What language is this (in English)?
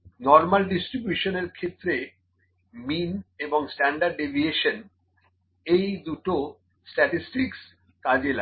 Bangla